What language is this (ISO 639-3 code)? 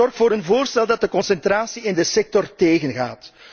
nld